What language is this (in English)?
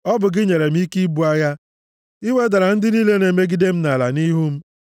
Igbo